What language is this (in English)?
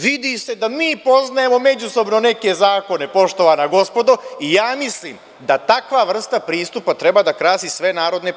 Serbian